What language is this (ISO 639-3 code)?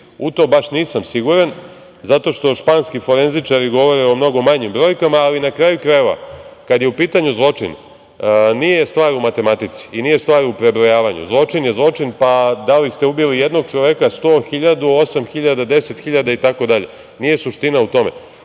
srp